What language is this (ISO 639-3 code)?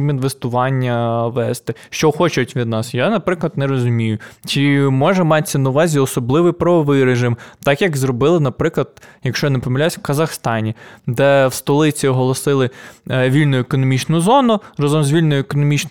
ukr